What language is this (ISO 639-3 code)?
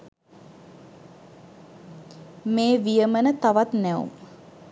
sin